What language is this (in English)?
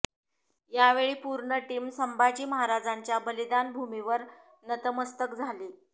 Marathi